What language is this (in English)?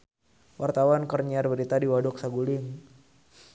Sundanese